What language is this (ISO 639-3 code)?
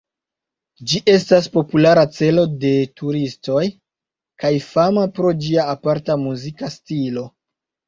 epo